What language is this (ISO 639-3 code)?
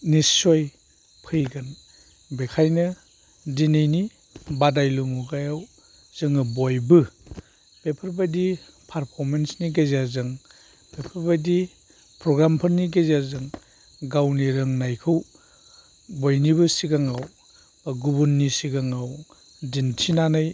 brx